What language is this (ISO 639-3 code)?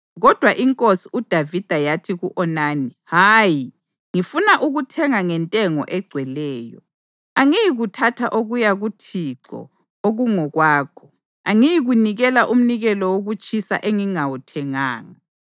nde